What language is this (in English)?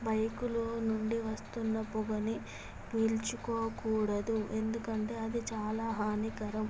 Telugu